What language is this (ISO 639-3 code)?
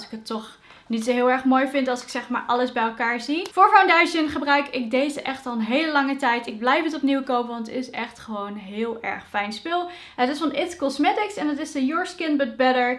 nld